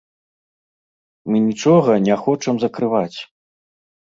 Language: Belarusian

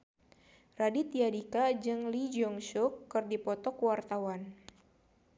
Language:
Sundanese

